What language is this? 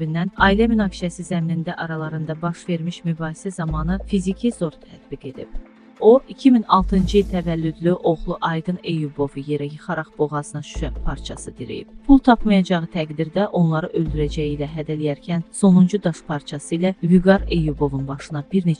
Turkish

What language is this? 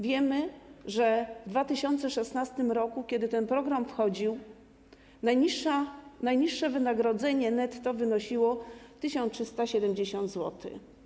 Polish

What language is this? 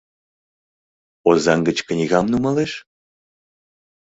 Mari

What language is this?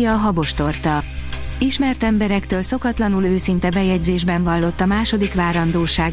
Hungarian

